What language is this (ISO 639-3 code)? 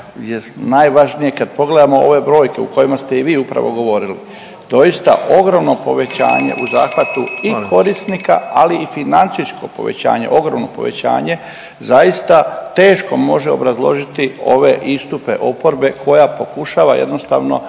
hrv